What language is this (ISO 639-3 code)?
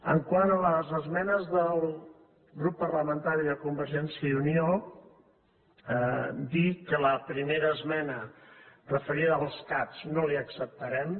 cat